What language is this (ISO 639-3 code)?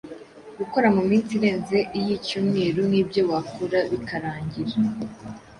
kin